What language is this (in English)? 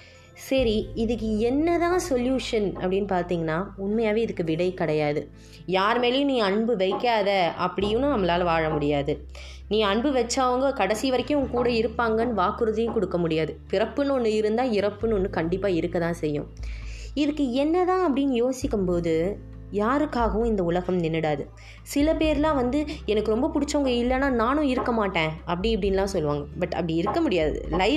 Tamil